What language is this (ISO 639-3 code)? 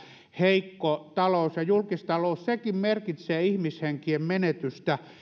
fin